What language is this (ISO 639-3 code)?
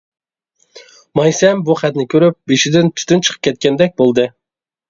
uig